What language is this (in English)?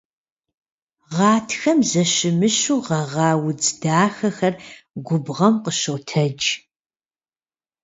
Kabardian